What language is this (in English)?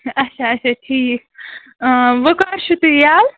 Kashmiri